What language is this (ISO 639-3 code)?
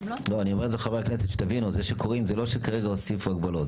heb